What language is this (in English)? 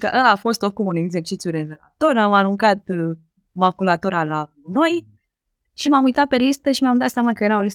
Romanian